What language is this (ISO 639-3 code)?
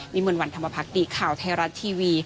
tha